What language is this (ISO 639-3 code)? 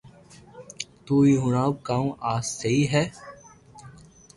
lrk